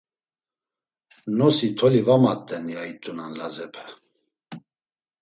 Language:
Laz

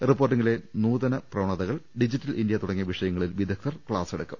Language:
Malayalam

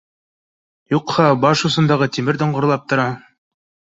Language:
Bashkir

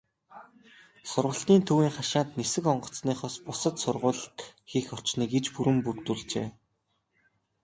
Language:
Mongolian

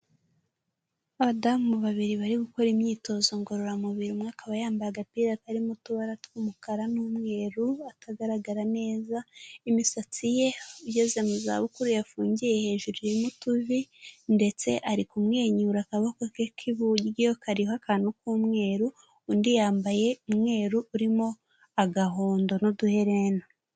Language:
Kinyarwanda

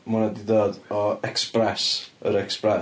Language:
Welsh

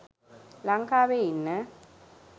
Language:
Sinhala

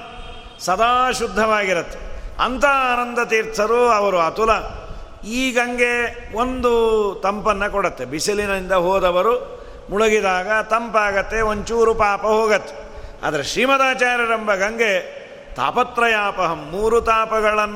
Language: Kannada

